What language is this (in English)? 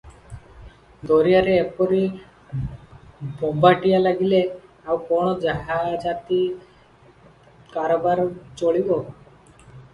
Odia